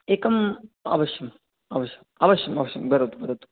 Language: Sanskrit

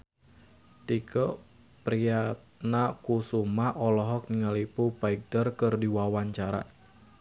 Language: Sundanese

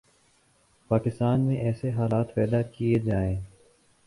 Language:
Urdu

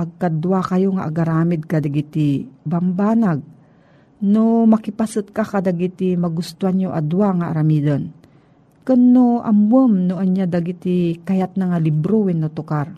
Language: Filipino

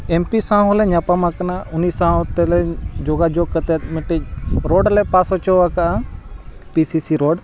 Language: Santali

